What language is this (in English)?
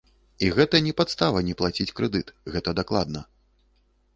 Belarusian